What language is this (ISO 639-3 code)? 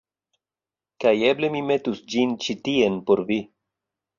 epo